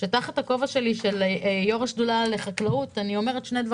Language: Hebrew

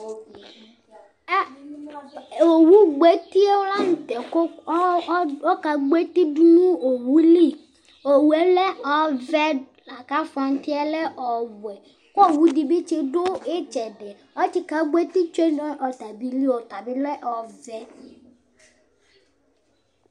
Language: Ikposo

